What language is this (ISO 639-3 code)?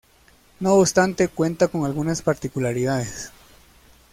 spa